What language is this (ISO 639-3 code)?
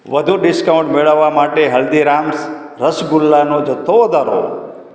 guj